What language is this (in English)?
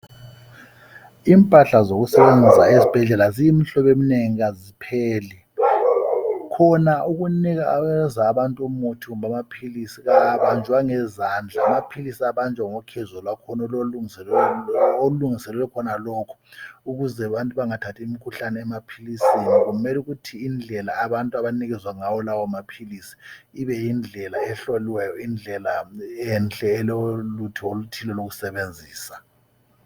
North Ndebele